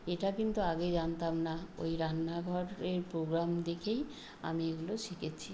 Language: Bangla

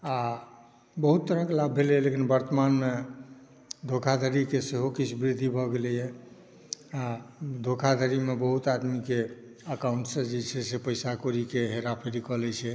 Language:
Maithili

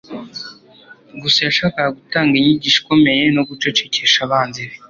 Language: Kinyarwanda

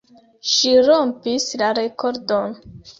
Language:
Esperanto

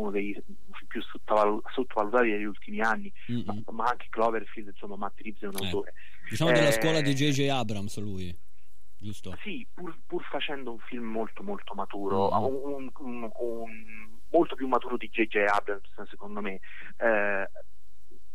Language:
Italian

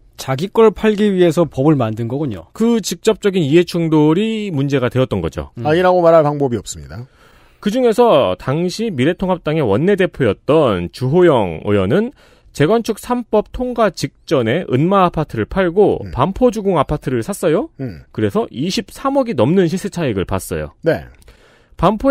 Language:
Korean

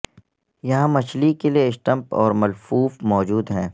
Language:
Urdu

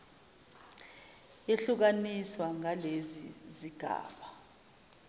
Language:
Zulu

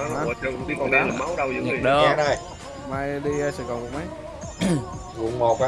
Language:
Vietnamese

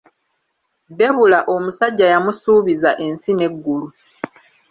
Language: Ganda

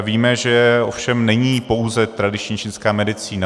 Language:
Czech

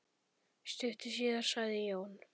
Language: Icelandic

